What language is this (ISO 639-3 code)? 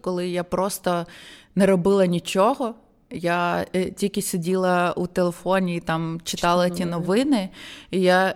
ukr